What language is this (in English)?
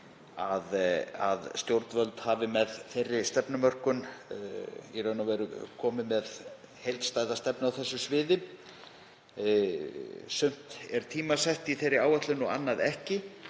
Icelandic